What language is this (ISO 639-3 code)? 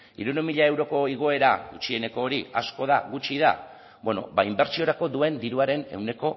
eus